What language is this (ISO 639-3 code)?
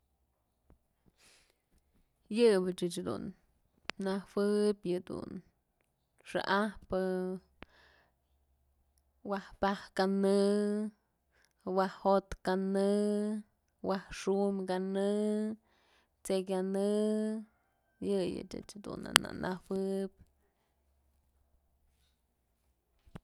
mzl